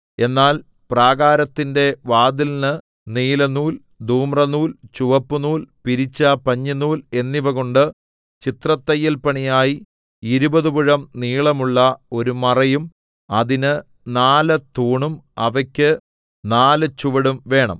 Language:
Malayalam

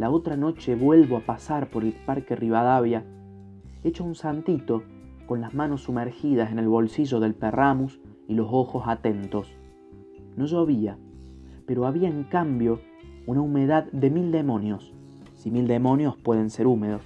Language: Spanish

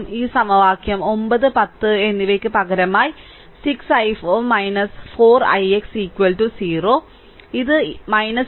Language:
Malayalam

